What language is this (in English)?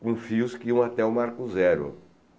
Portuguese